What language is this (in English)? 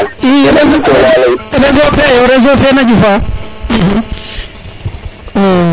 Serer